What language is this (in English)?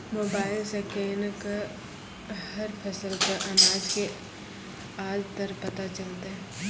Maithili